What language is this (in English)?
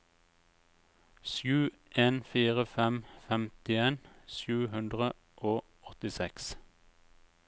Norwegian